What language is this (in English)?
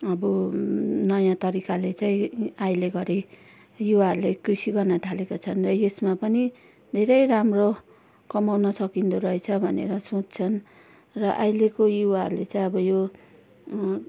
Nepali